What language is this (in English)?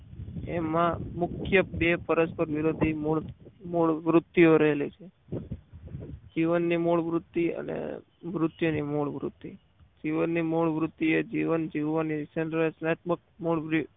Gujarati